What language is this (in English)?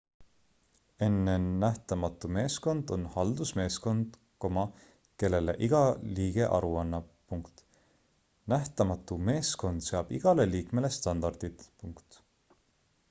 Estonian